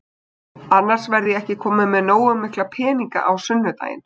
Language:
Icelandic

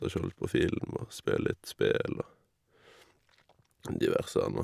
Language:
Norwegian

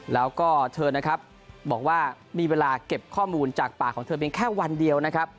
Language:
Thai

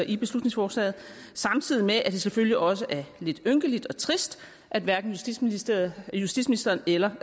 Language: Danish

